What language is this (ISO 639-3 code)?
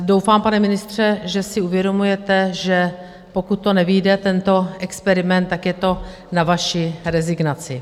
ces